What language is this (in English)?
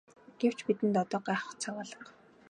Mongolian